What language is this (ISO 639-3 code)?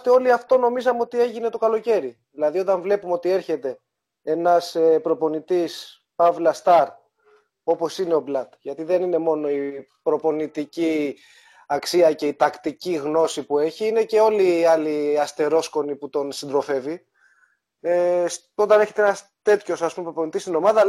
ell